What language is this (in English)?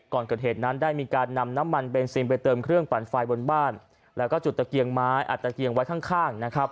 Thai